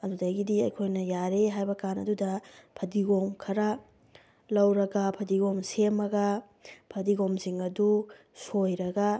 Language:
Manipuri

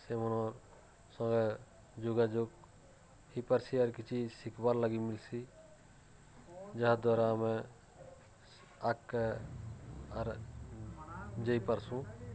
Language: Odia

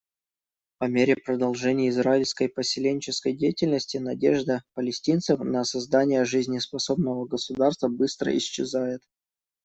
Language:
Russian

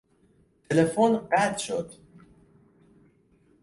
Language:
Persian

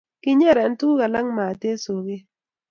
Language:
Kalenjin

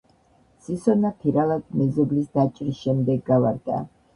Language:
Georgian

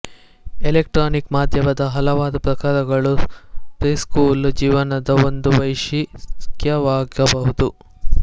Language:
Kannada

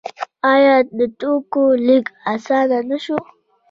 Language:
Pashto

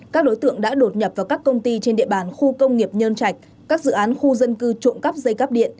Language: Vietnamese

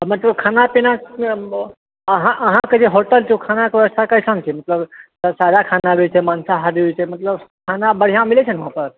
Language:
Maithili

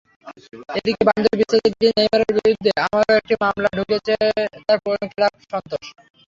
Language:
Bangla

